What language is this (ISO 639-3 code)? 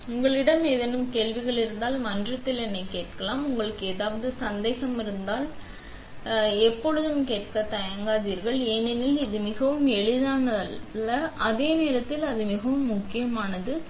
tam